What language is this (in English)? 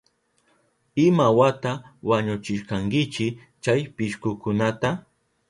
Southern Pastaza Quechua